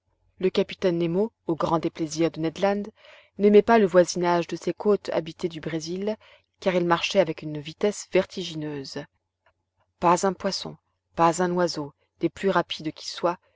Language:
French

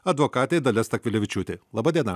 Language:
Lithuanian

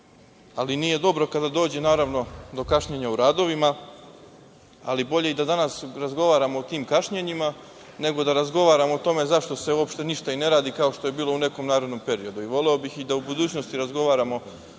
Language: Serbian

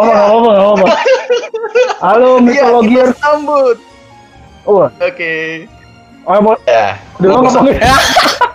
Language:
Indonesian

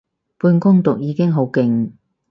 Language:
Cantonese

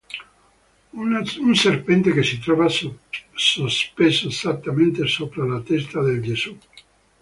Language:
Italian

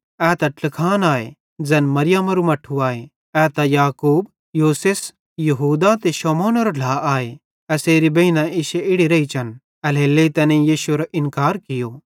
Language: Bhadrawahi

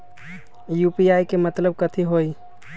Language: Magahi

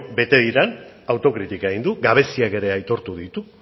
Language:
Basque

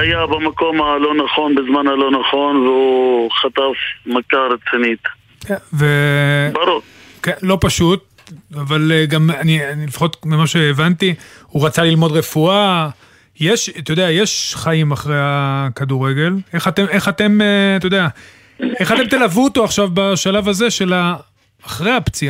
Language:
Hebrew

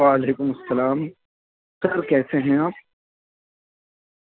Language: Urdu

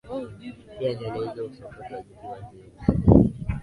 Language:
Swahili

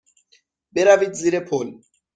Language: Persian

